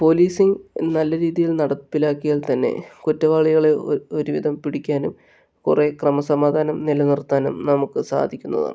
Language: Malayalam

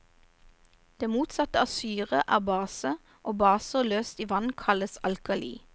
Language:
Norwegian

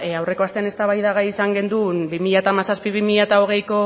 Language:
Basque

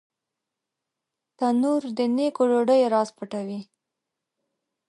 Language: Pashto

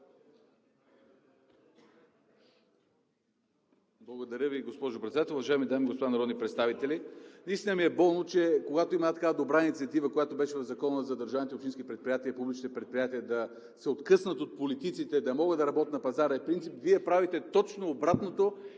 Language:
Bulgarian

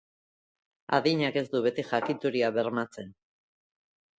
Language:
Basque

